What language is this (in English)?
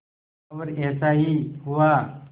Hindi